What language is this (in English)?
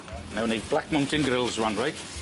Welsh